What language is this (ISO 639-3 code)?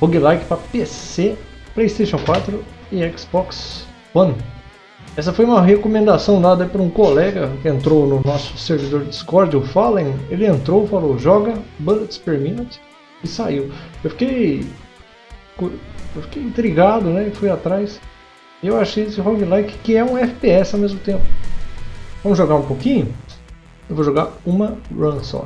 por